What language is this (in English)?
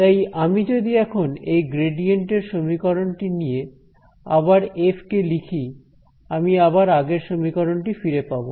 Bangla